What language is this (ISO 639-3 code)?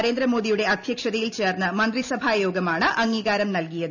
mal